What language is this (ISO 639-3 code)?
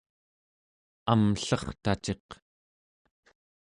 esu